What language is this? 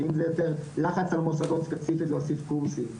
Hebrew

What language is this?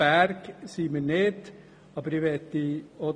Swiss German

